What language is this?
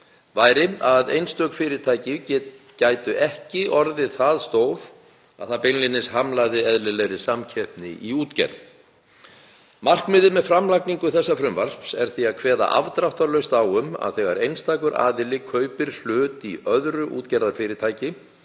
Icelandic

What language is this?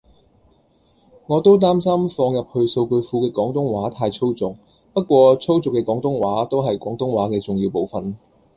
Cantonese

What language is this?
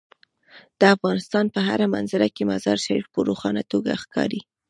Pashto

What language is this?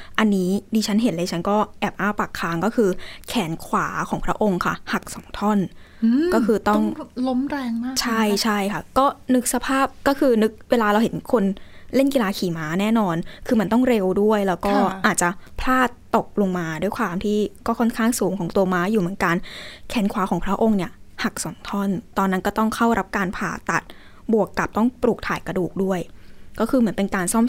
Thai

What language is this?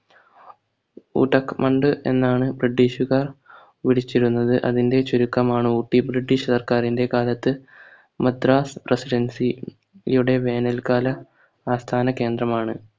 Malayalam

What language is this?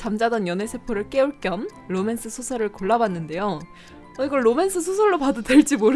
Korean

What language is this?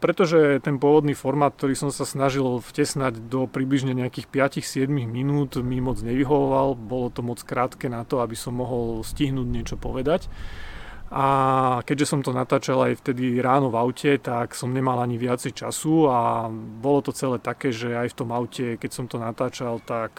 Slovak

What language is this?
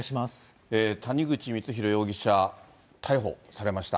Japanese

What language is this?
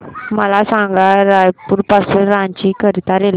Marathi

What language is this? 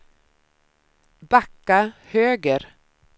Swedish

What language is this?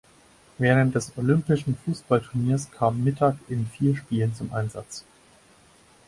German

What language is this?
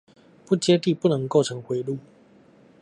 Chinese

